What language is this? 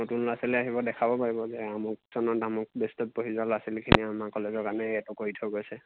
Assamese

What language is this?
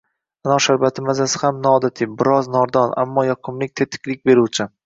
Uzbek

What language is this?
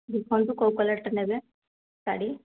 Odia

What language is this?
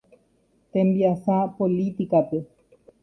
Guarani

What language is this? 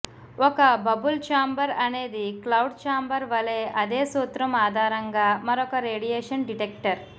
Telugu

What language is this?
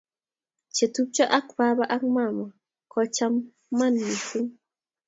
Kalenjin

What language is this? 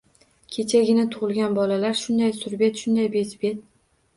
Uzbek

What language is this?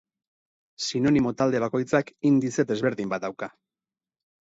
Basque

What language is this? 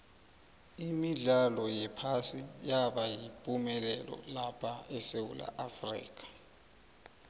South Ndebele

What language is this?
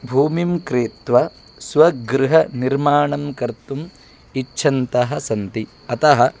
Sanskrit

